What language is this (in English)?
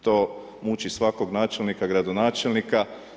Croatian